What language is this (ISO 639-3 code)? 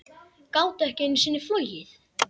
isl